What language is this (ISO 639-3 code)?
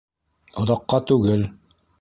bak